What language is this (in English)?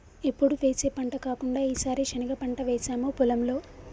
Telugu